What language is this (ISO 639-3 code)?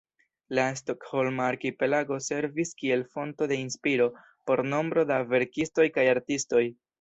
epo